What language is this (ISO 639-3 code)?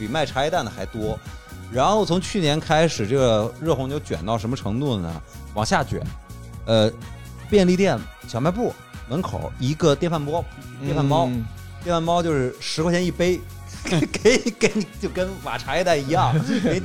zho